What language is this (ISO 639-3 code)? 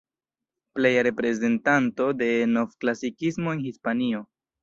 epo